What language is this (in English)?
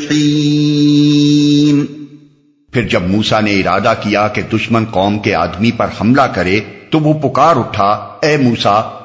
Urdu